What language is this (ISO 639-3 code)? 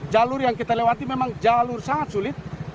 ind